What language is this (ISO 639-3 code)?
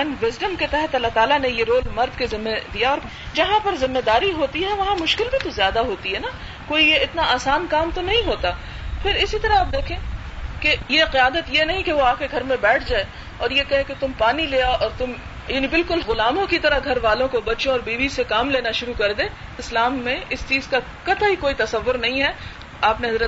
urd